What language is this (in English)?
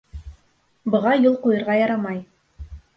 Bashkir